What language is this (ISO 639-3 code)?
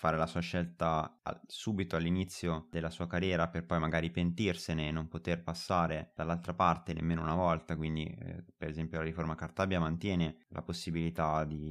ita